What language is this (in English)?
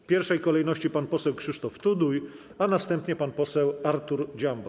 Polish